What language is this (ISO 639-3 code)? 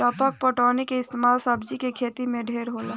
bho